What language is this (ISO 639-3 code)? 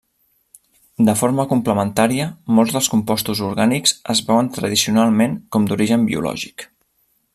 cat